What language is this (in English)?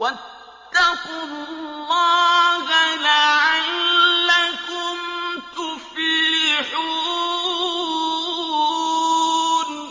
Arabic